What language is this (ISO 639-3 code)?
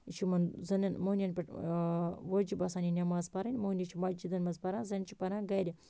kas